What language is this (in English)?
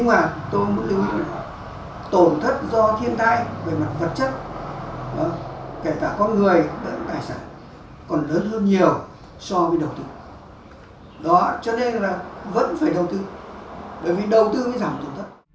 Vietnamese